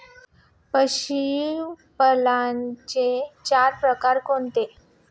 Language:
Marathi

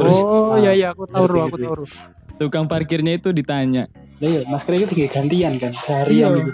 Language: Indonesian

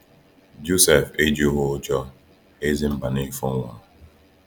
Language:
Igbo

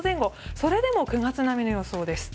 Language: Japanese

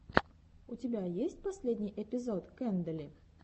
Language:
Russian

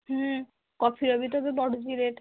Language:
Odia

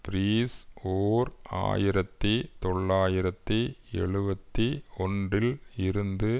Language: Tamil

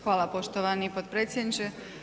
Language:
Croatian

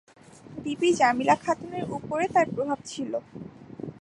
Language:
Bangla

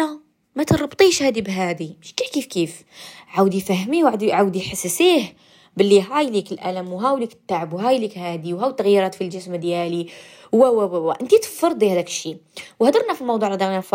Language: Arabic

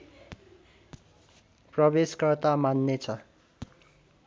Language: Nepali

